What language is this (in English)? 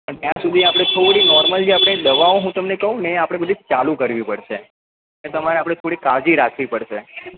Gujarati